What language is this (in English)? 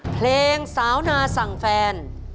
Thai